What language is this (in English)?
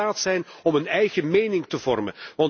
Dutch